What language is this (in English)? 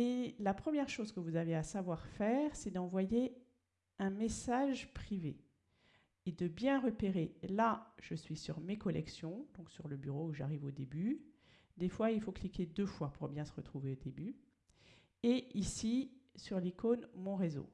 French